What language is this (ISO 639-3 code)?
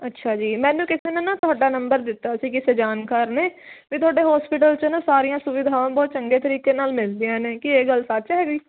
pan